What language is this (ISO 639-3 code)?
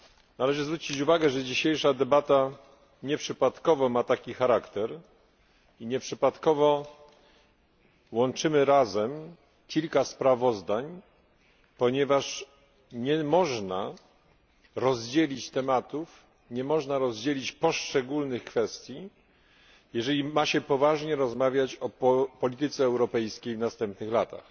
pol